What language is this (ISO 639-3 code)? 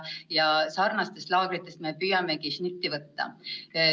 est